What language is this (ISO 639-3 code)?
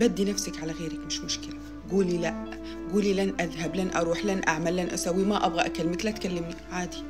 ara